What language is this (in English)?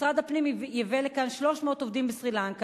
Hebrew